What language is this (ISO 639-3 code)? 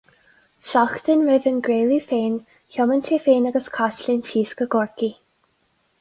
gle